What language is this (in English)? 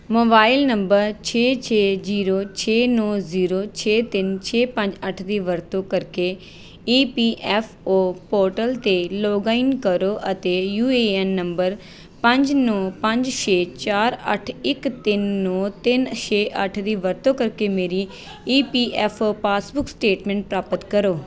Punjabi